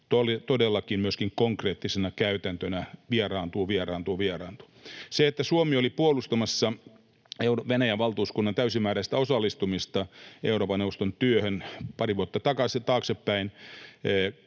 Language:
Finnish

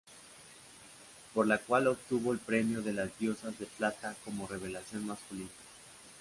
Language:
Spanish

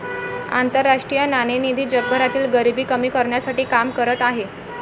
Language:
Marathi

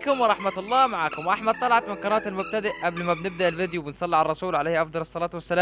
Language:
Arabic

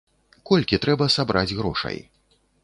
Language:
Belarusian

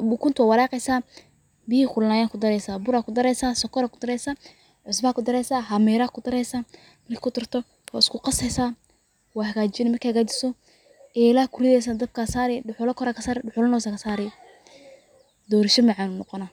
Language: Somali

